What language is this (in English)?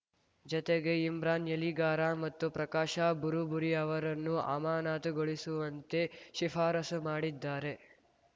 Kannada